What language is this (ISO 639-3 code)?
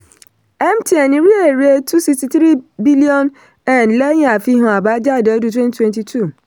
yor